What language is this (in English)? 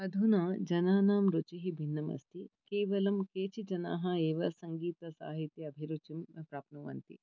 Sanskrit